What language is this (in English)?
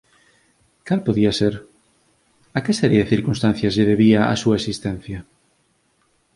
Galician